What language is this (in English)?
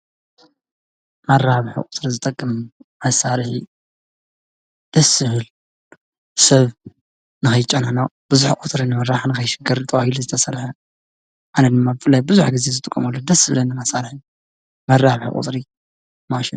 Tigrinya